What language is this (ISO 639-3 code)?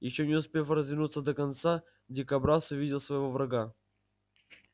rus